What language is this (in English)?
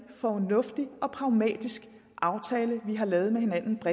Danish